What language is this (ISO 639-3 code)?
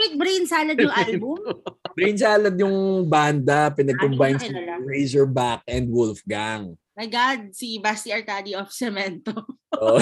fil